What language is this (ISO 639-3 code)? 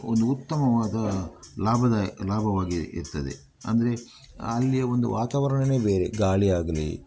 kan